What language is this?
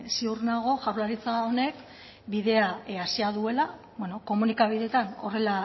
Basque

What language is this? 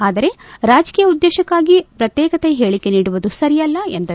Kannada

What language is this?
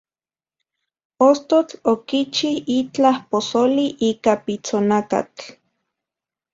Central Puebla Nahuatl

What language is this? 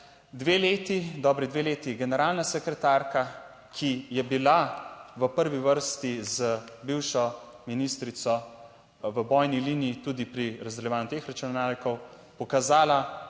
Slovenian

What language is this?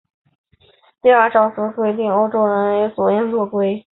Chinese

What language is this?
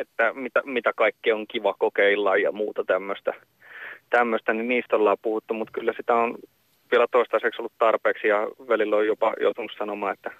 Finnish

